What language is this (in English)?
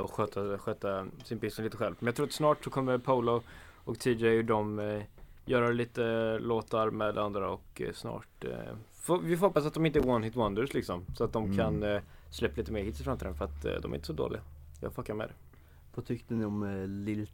Swedish